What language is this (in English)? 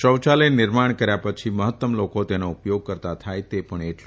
Gujarati